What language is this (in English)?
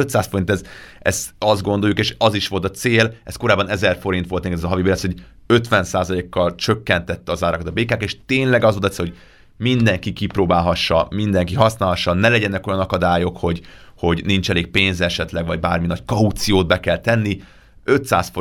Hungarian